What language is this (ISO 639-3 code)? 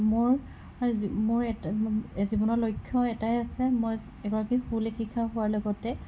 asm